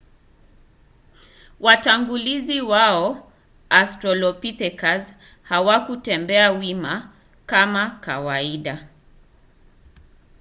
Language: Swahili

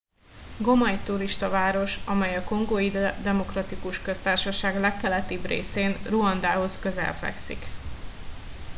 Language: Hungarian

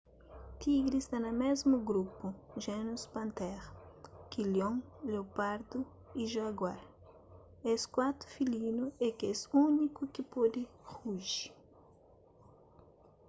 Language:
Kabuverdianu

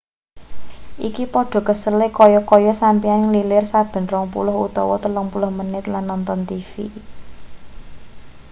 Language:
Javanese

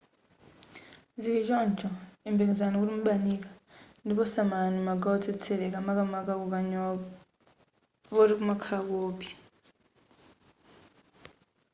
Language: Nyanja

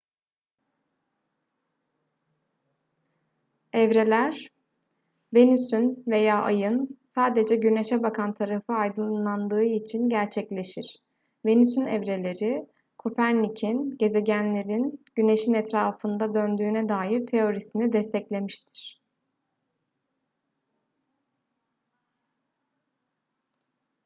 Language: Turkish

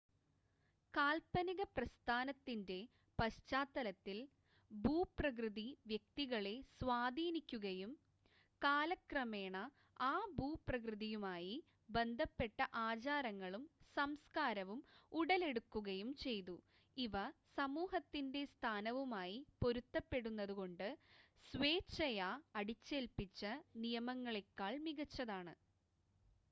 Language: Malayalam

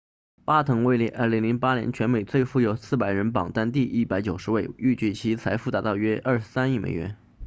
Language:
Chinese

